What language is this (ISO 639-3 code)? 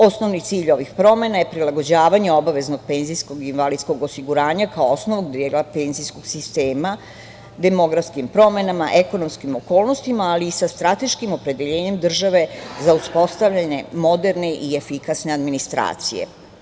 srp